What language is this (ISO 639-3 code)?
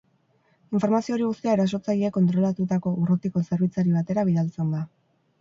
eus